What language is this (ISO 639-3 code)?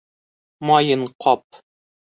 bak